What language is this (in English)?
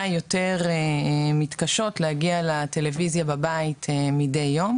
Hebrew